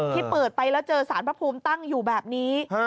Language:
Thai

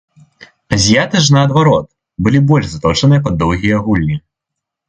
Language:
Belarusian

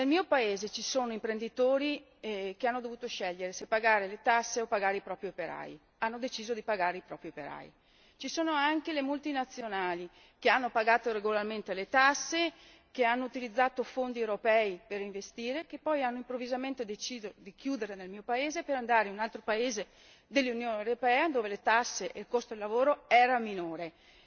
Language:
Italian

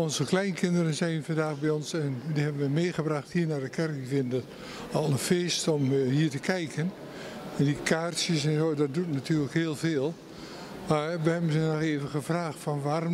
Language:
Dutch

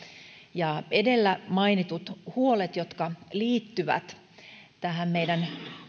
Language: Finnish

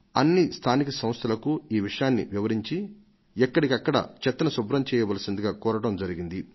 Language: Telugu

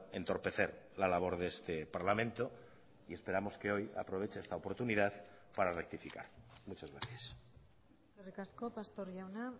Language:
Spanish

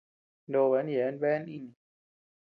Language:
Tepeuxila Cuicatec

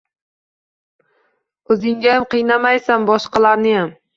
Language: Uzbek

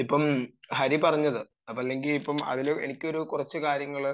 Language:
Malayalam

